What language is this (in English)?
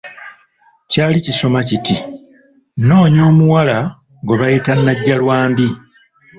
Ganda